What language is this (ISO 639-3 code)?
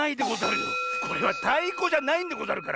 jpn